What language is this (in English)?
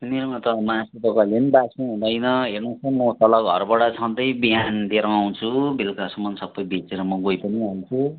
Nepali